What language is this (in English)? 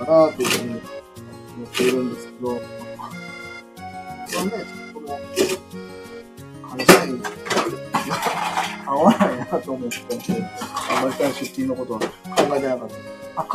Japanese